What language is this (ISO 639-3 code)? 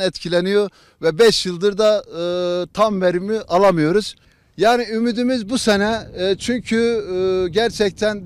tur